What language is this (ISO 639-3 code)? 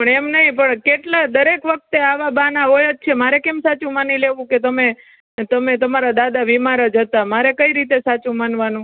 guj